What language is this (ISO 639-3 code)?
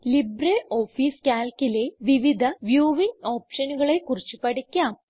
mal